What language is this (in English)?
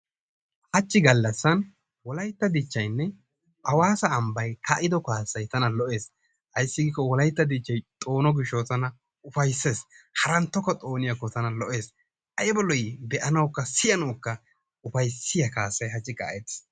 Wolaytta